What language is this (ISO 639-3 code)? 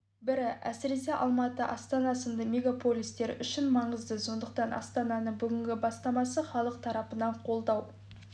kaz